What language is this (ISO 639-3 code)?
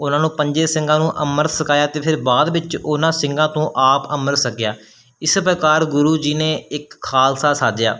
pan